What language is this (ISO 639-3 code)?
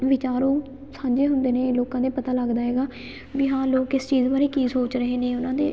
pan